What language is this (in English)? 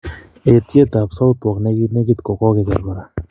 Kalenjin